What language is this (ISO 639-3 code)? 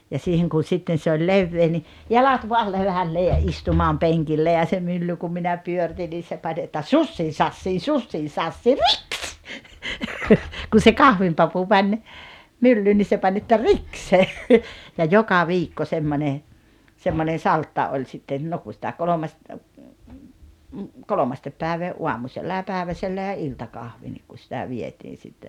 fin